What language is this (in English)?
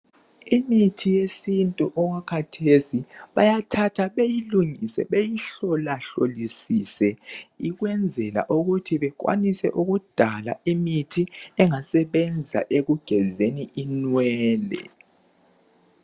North Ndebele